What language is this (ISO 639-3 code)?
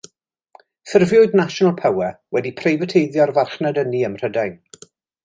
cym